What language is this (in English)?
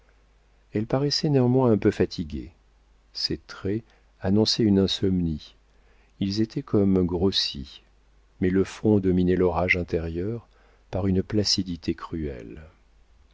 French